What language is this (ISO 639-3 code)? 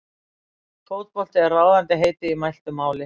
isl